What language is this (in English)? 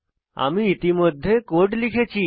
Bangla